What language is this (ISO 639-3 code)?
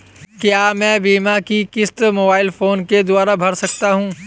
hin